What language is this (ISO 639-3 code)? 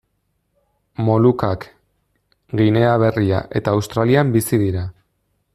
eus